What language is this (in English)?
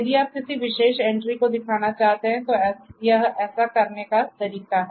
Hindi